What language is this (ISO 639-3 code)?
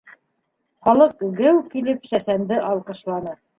bak